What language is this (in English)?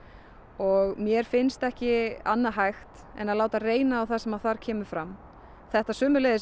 Icelandic